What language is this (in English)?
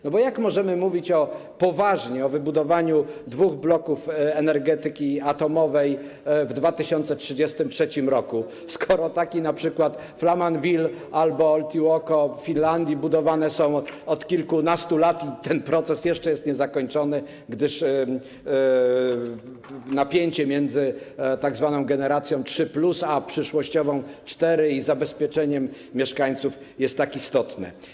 Polish